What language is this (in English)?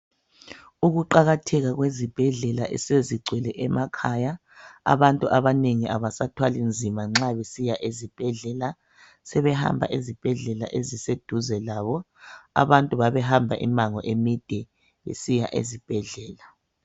North Ndebele